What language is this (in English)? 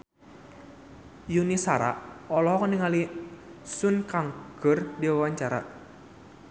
Sundanese